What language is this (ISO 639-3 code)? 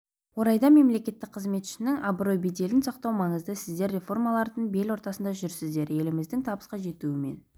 kaz